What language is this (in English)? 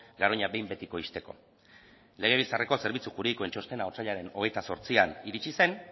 Basque